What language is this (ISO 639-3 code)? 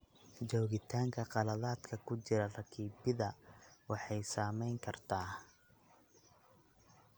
som